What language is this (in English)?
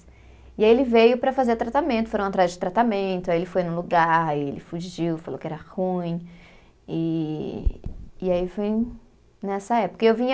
Portuguese